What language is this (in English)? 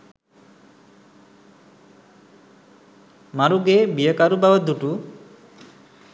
Sinhala